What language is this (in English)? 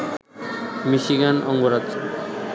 Bangla